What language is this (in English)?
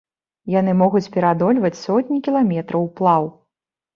Belarusian